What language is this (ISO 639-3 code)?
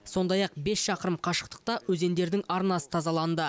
kaz